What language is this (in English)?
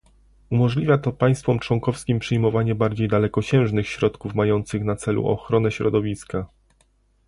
Polish